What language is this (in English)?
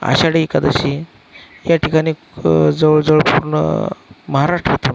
Marathi